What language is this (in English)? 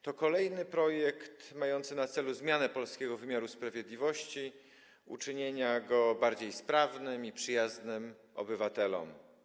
Polish